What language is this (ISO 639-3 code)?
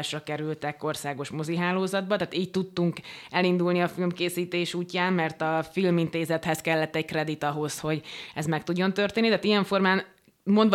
hun